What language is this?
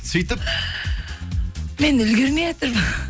Kazakh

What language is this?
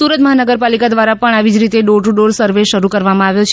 Gujarati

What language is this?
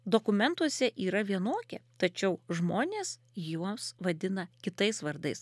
Lithuanian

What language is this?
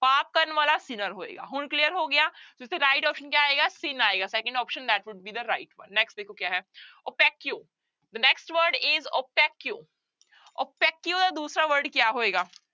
Punjabi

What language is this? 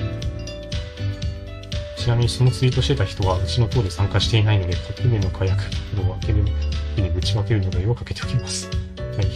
Japanese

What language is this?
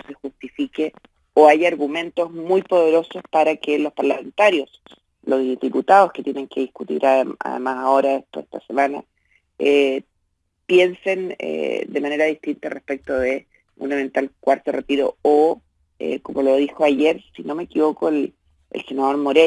Spanish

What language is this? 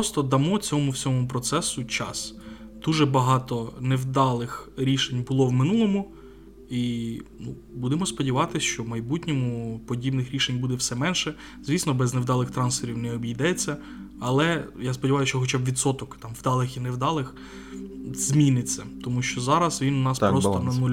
Ukrainian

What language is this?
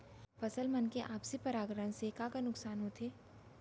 Chhattisgarhi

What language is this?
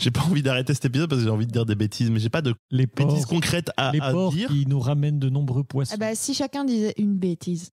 French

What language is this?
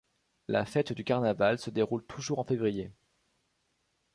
French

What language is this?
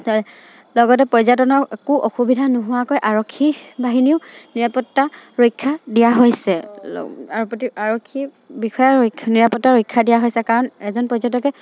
Assamese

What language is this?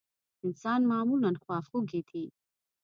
Pashto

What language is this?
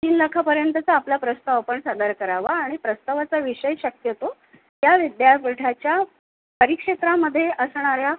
Marathi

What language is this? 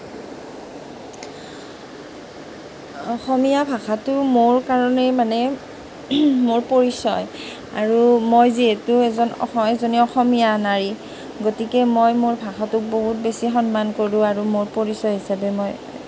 Assamese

